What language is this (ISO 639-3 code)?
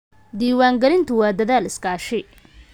som